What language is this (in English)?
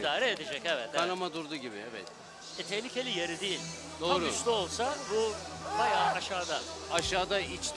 Turkish